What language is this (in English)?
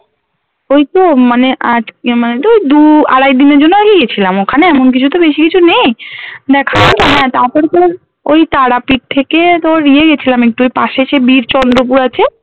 Bangla